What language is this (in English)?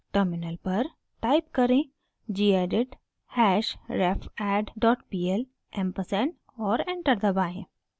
Hindi